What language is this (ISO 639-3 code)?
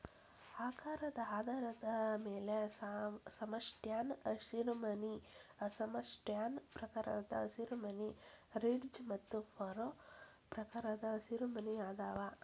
kan